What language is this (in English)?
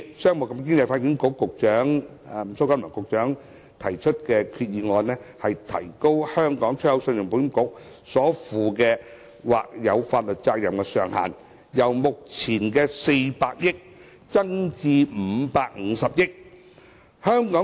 Cantonese